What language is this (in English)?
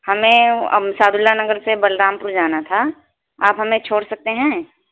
Urdu